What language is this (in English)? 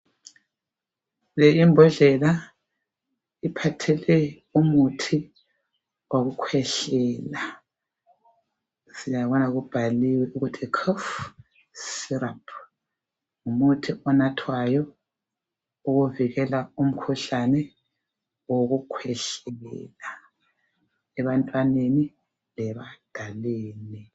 North Ndebele